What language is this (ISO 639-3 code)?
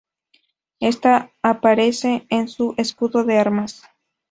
spa